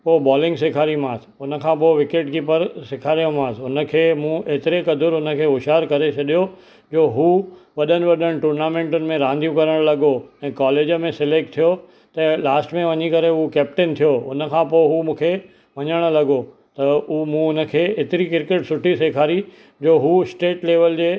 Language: Sindhi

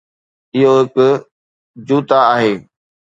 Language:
Sindhi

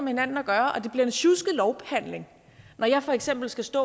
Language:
Danish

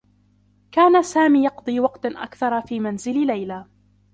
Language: Arabic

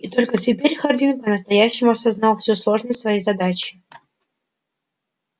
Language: Russian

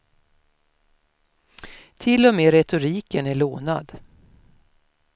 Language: Swedish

